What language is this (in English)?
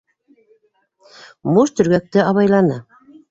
Bashkir